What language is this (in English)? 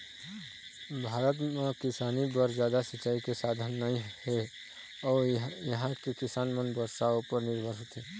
Chhattisgarhi